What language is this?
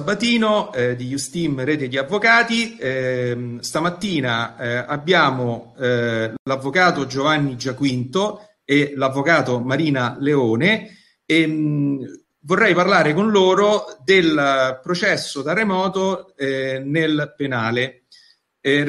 Italian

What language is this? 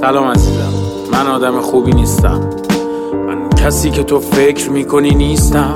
Persian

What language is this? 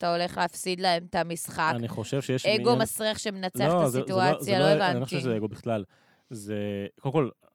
Hebrew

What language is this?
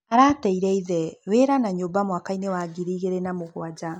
Kikuyu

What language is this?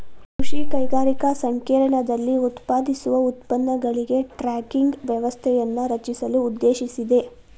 Kannada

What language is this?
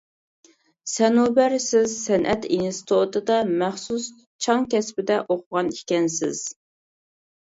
Uyghur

